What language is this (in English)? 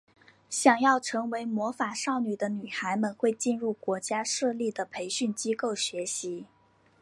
Chinese